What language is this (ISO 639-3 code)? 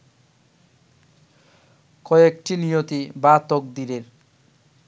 ben